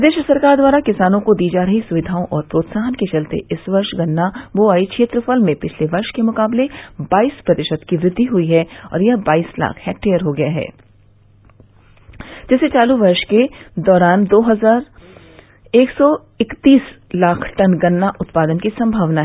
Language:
Hindi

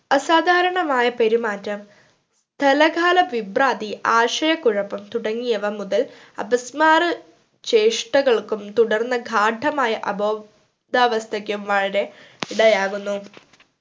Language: Malayalam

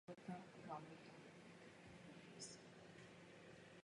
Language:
Czech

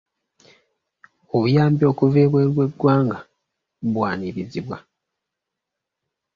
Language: Ganda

